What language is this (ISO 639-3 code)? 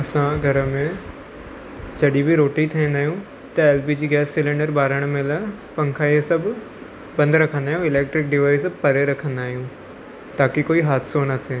snd